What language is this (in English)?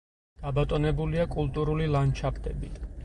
Georgian